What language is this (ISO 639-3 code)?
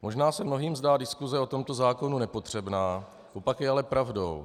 ces